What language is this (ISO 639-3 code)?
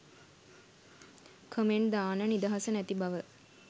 sin